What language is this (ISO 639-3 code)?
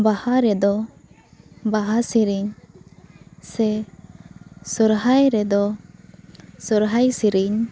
sat